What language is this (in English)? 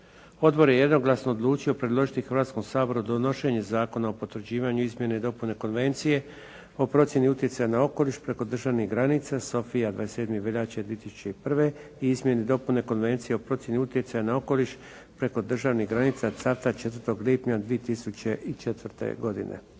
Croatian